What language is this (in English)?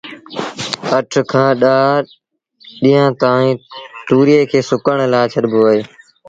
Sindhi Bhil